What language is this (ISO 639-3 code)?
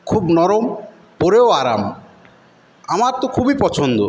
ben